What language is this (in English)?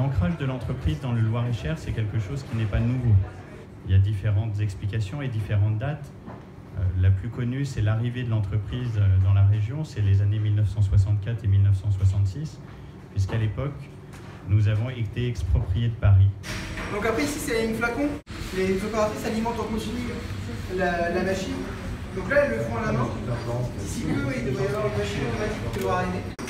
French